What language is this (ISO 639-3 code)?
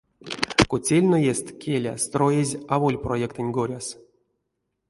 myv